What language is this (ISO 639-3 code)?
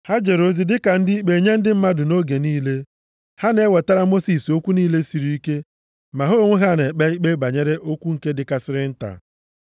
ibo